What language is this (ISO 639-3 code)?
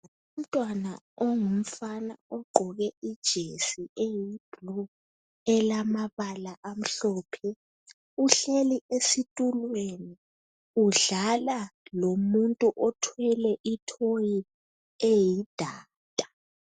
nde